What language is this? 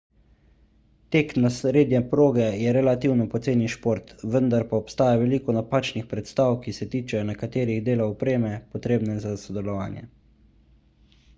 Slovenian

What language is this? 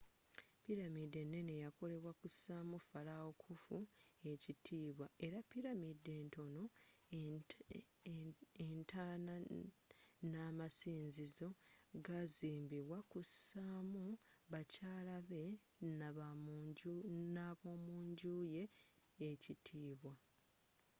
Ganda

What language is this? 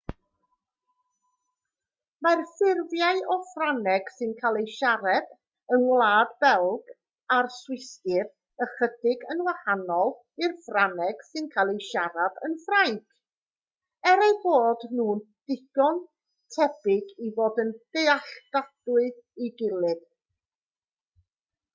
Welsh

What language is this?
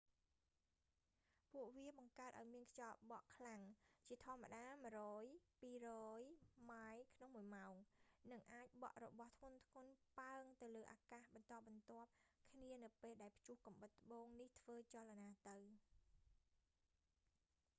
Khmer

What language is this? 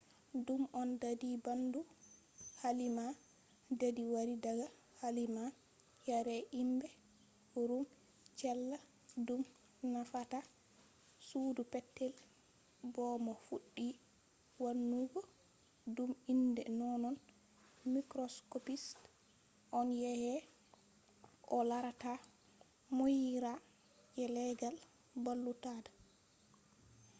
Fula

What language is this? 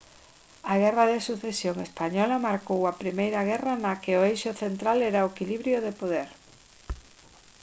Galician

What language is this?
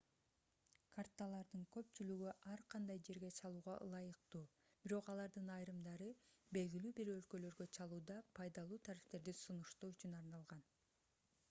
Kyrgyz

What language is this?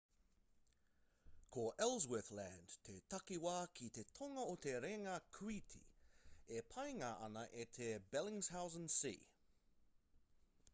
Māori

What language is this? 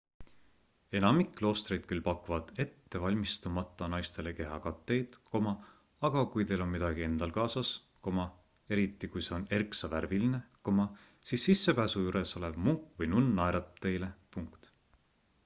Estonian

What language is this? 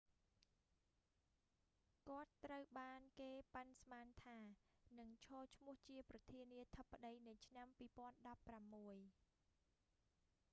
Khmer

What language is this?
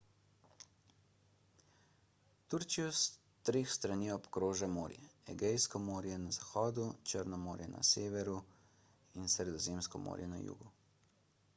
Slovenian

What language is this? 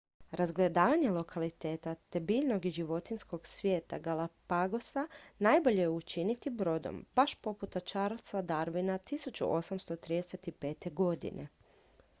Croatian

